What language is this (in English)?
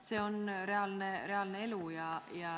Estonian